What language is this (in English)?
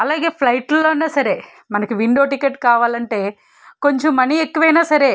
Telugu